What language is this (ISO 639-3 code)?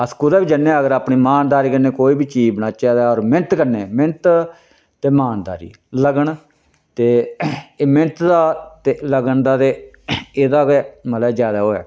doi